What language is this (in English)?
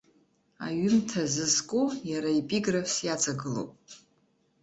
Abkhazian